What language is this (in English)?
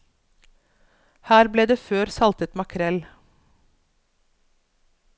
Norwegian